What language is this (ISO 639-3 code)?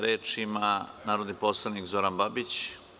srp